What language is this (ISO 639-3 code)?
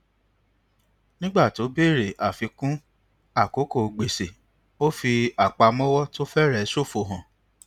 yor